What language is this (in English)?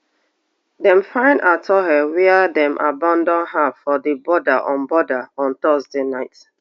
Nigerian Pidgin